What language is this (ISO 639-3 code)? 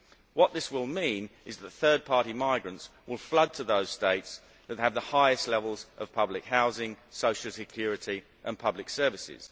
eng